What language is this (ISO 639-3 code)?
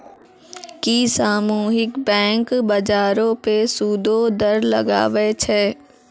mai